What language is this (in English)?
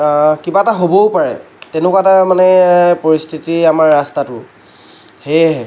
Assamese